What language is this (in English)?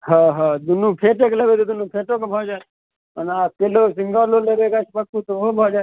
Maithili